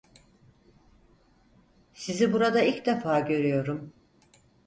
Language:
Turkish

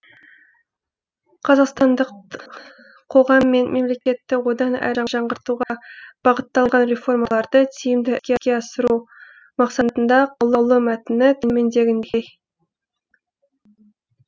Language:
Kazakh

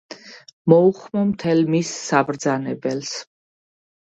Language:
Georgian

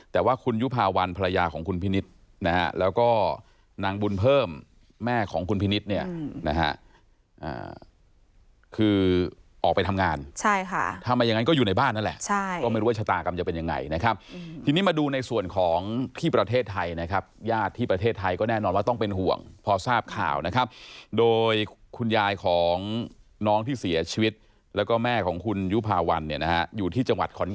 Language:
Thai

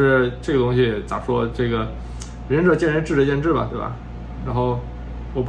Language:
Chinese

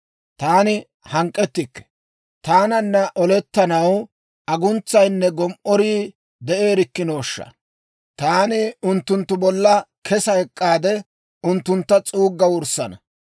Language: Dawro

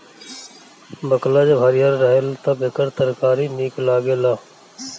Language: Bhojpuri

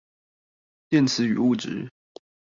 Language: Chinese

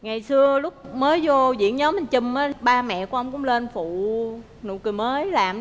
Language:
Vietnamese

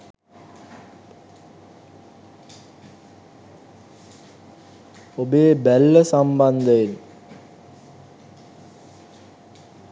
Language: Sinhala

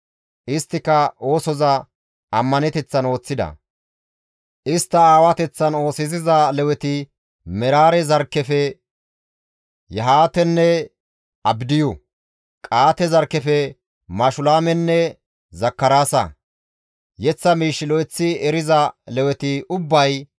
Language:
Gamo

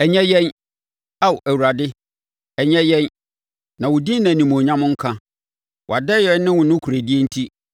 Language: Akan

